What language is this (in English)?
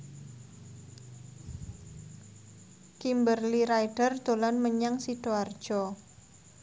Javanese